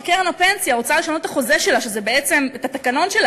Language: Hebrew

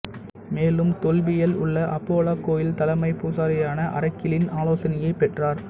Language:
Tamil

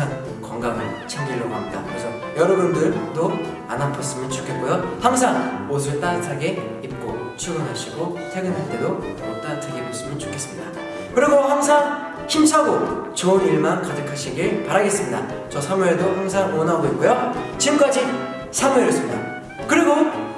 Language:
Korean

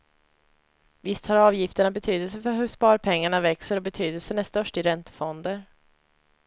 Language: Swedish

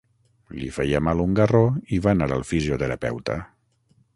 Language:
Catalan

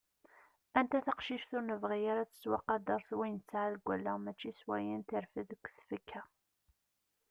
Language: Kabyle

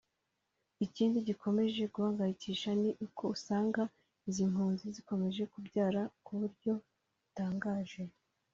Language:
Kinyarwanda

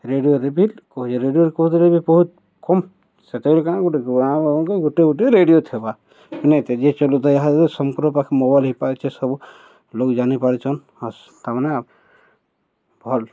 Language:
Odia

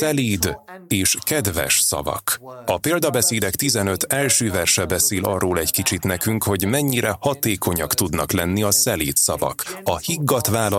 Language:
Hungarian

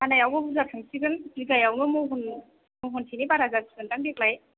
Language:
Bodo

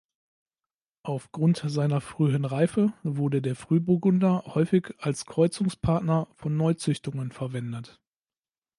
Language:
German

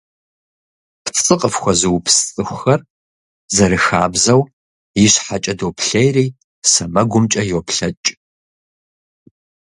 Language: Kabardian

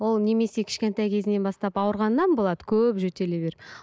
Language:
Kazakh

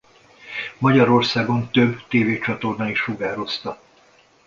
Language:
Hungarian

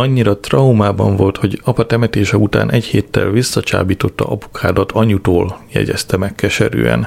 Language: Hungarian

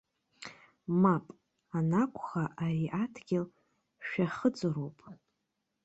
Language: Abkhazian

